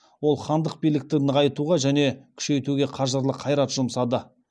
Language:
Kazakh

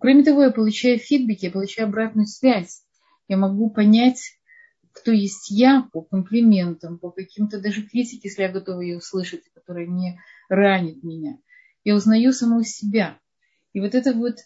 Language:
Russian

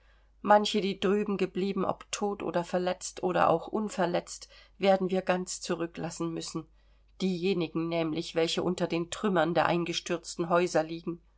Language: German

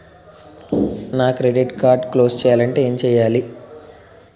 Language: Telugu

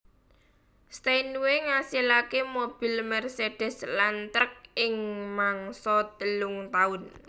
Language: Javanese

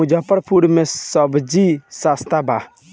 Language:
Bhojpuri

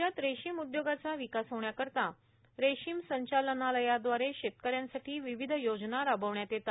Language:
Marathi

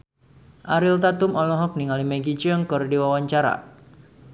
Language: Sundanese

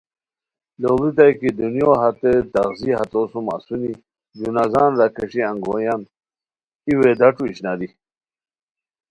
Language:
Khowar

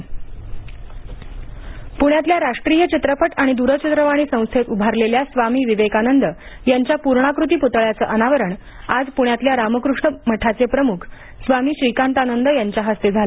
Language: Marathi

